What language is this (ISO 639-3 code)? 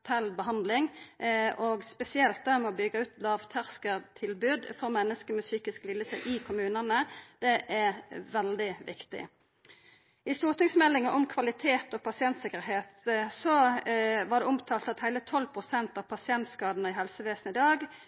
nno